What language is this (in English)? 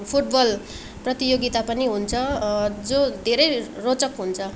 Nepali